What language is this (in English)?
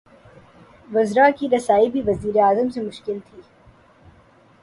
Urdu